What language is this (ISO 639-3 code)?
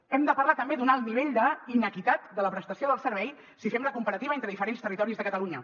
cat